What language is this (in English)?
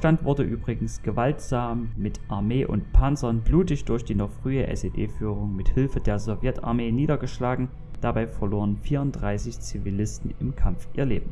German